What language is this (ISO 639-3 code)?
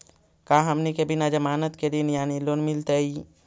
mag